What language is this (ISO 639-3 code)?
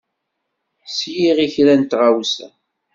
kab